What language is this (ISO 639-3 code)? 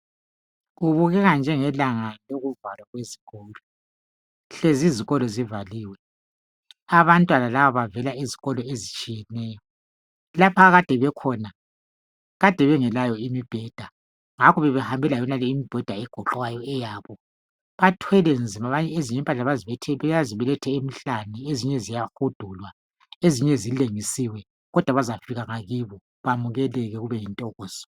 nde